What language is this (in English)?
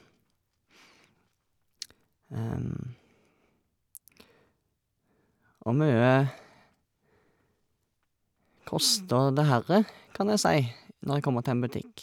Norwegian